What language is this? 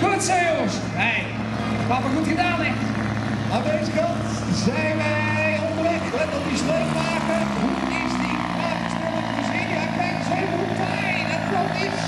Dutch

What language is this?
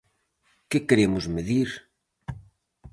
Galician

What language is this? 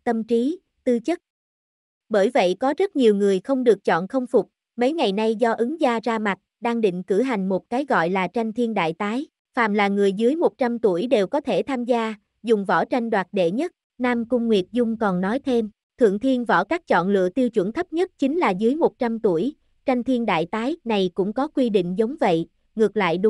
Vietnamese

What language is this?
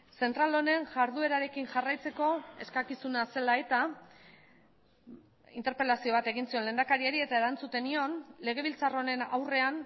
Basque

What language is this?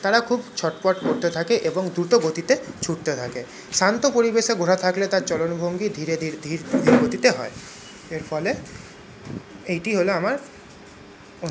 Bangla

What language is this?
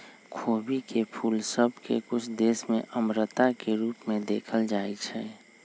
Magahi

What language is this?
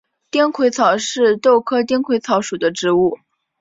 Chinese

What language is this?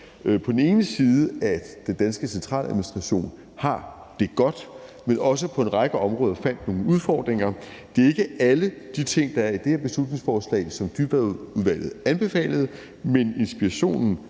Danish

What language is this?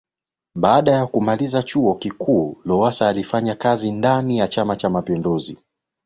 Swahili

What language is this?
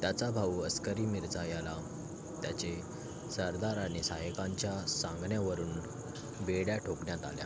Marathi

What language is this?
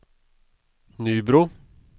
Swedish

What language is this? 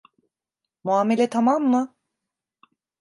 Turkish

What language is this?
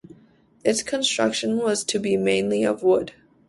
English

